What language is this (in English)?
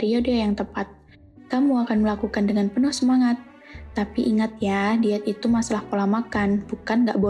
Indonesian